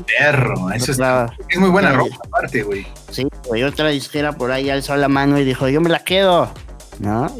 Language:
Spanish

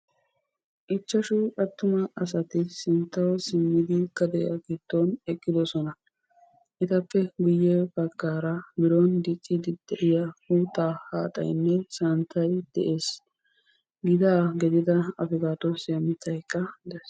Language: Wolaytta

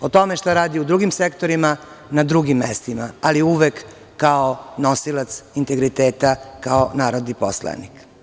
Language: Serbian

